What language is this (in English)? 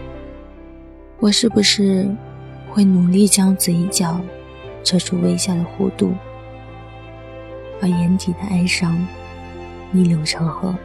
Chinese